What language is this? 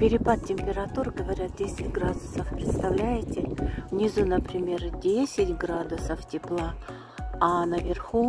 Russian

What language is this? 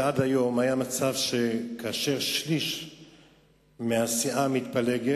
Hebrew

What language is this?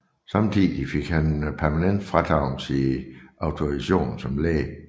Danish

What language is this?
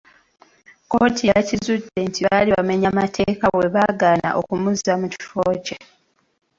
Ganda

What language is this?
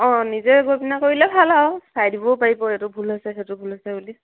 Assamese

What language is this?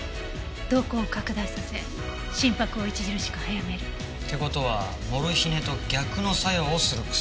Japanese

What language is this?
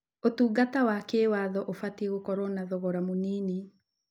Kikuyu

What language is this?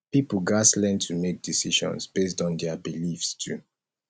Nigerian Pidgin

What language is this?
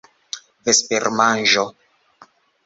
Esperanto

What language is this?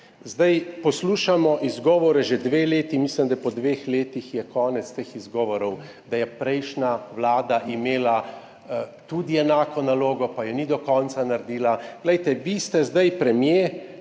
Slovenian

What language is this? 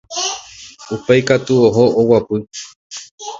Guarani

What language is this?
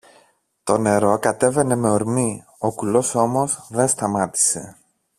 Greek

